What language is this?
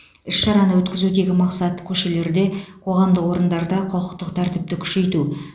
Kazakh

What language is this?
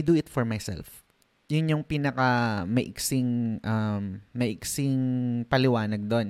Filipino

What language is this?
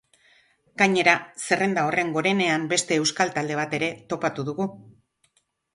Basque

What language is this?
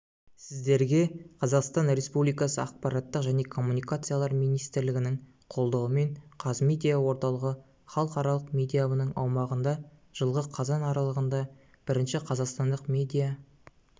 Kazakh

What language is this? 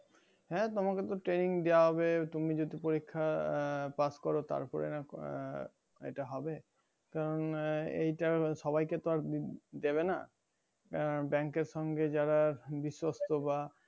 Bangla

